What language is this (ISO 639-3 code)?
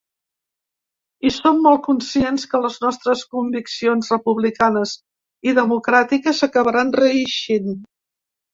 cat